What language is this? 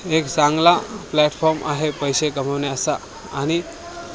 Marathi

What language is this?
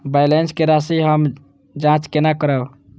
Maithili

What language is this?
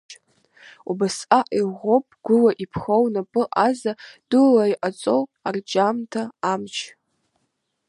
Abkhazian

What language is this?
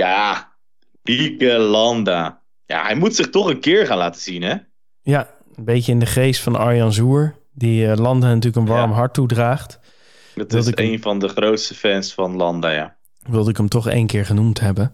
Dutch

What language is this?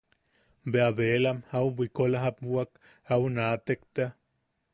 Yaqui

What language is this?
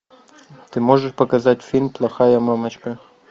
Russian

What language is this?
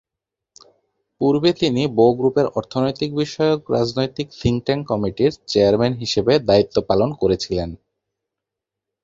Bangla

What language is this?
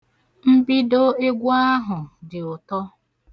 Igbo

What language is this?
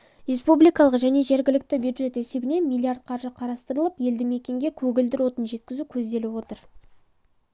Kazakh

